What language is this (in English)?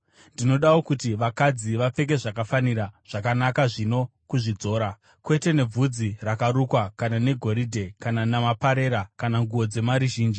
Shona